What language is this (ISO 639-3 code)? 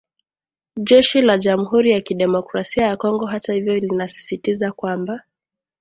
swa